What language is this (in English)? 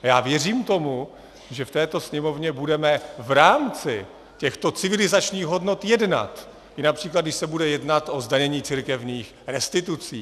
Czech